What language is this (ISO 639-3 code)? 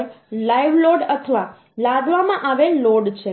guj